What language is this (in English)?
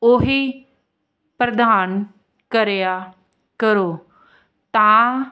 Punjabi